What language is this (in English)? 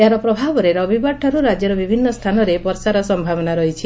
Odia